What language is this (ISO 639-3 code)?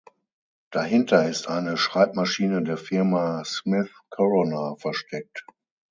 deu